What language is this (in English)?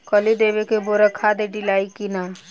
Bhojpuri